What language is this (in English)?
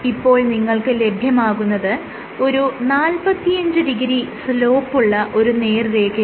Malayalam